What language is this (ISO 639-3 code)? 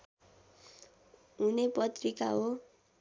nep